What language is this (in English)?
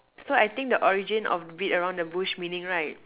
English